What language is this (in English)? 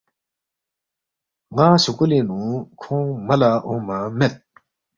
Balti